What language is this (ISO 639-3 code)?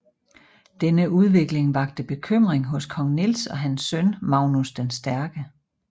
dan